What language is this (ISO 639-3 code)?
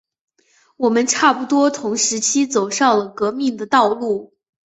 zho